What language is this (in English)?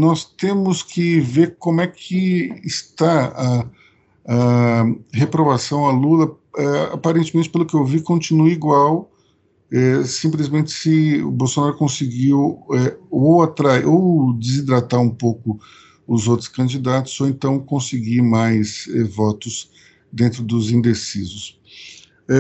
Portuguese